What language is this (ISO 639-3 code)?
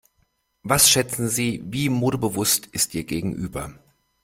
deu